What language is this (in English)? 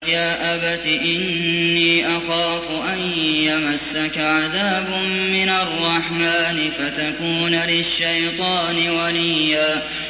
Arabic